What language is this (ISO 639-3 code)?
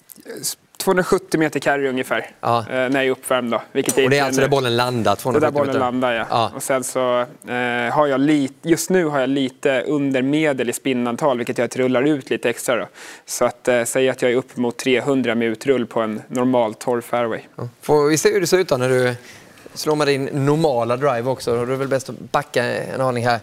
swe